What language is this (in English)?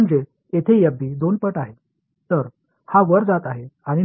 Tamil